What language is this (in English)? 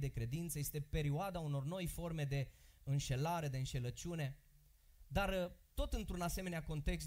Romanian